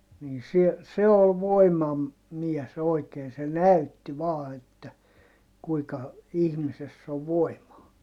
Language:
Finnish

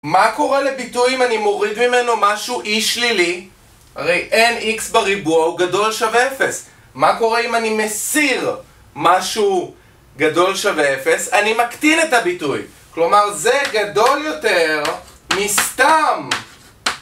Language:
Hebrew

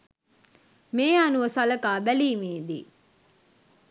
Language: Sinhala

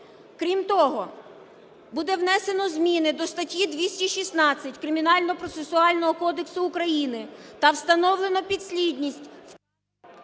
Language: Ukrainian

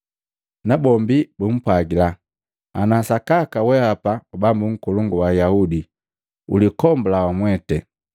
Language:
Matengo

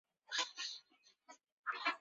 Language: Chinese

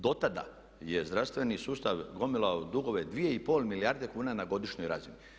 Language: Croatian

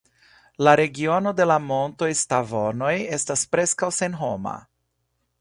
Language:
Esperanto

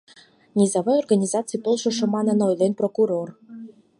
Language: Mari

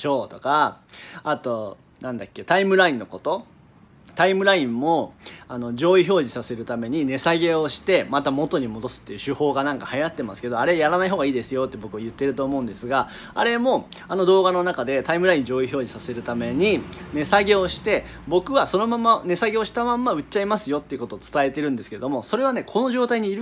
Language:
Japanese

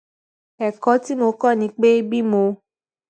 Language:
Yoruba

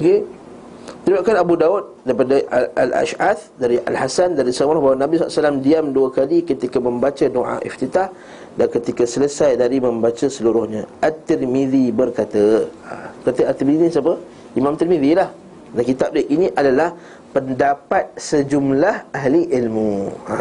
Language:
Malay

